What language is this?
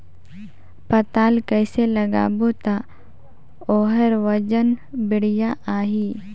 Chhattisgarhi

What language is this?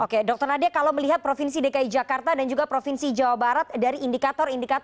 Indonesian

